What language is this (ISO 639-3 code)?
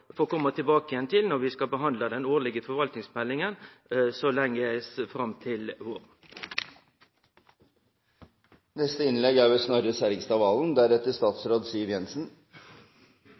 nno